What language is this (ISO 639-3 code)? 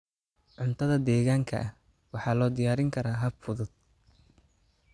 som